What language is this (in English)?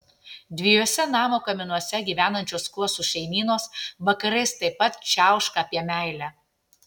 Lithuanian